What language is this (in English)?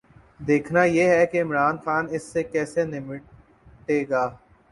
Urdu